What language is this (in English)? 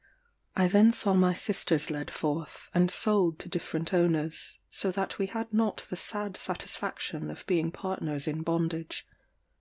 English